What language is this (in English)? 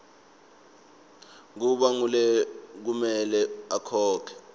Swati